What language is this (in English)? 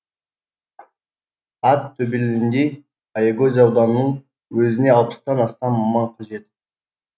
Kazakh